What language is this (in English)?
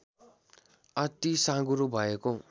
Nepali